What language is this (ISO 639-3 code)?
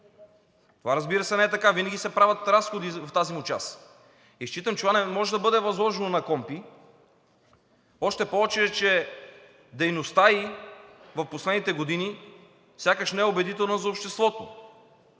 bul